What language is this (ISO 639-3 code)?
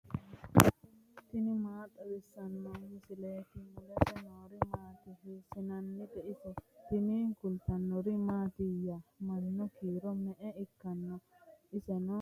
sid